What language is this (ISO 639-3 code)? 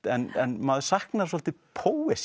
isl